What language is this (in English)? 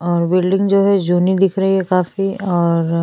Hindi